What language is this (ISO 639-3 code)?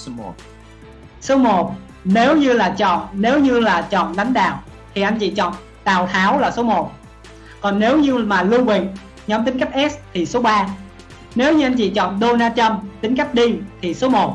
vie